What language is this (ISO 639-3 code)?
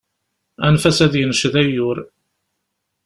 kab